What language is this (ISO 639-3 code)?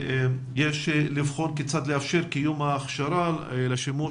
heb